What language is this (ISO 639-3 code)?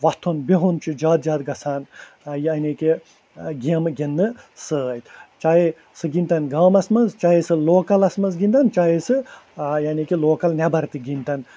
kas